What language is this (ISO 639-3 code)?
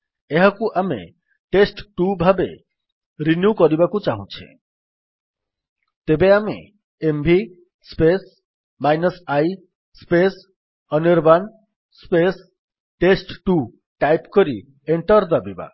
ori